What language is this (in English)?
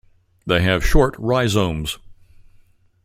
English